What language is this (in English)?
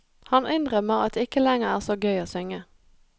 Norwegian